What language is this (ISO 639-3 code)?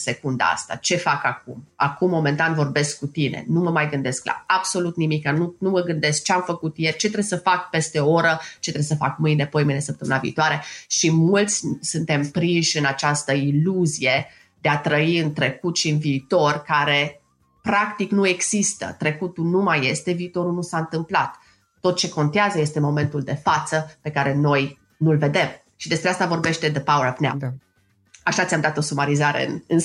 ron